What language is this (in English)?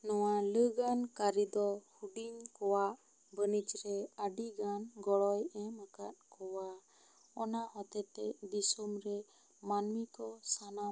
Santali